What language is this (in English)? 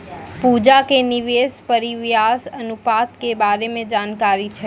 Maithili